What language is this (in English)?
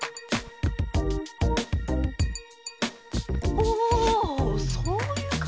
Japanese